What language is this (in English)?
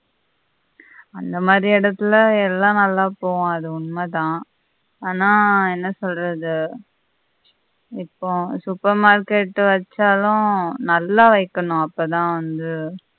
Tamil